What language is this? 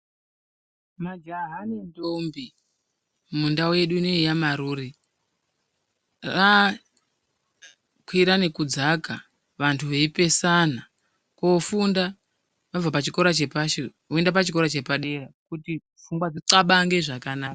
Ndau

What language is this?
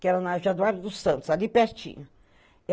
Portuguese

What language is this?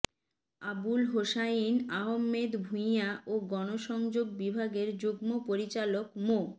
Bangla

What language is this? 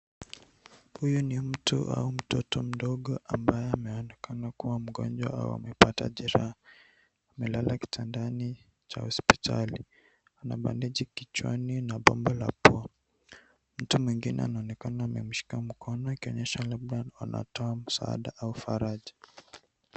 Swahili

